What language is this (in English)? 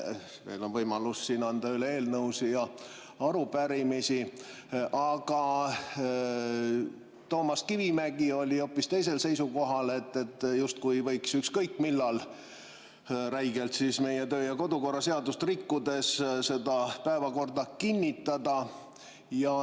Estonian